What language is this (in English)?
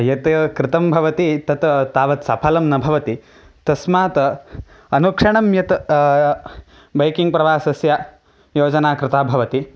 Sanskrit